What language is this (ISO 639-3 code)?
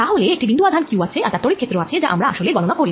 ben